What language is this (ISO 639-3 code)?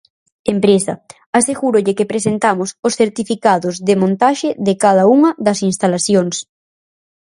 glg